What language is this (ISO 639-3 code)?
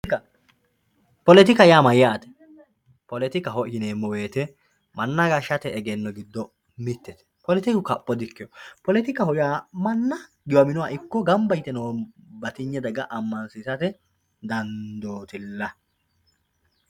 sid